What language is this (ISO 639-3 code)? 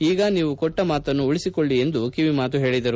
kan